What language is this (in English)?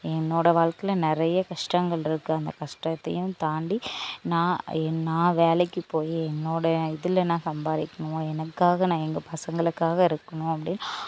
Tamil